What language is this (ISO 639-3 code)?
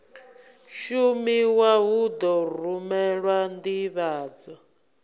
ven